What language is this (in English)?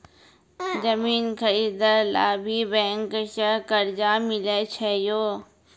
Maithili